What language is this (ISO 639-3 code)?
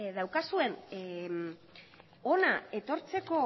eus